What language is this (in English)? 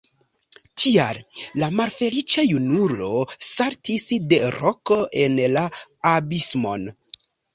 Esperanto